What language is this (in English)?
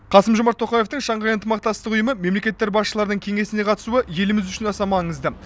Kazakh